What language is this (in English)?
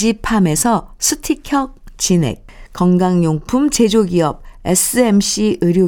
Korean